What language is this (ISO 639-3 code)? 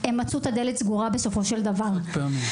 heb